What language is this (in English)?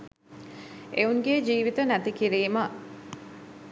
Sinhala